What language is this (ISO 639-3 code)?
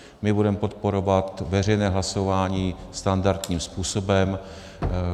ces